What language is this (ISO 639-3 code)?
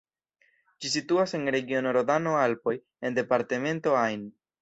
epo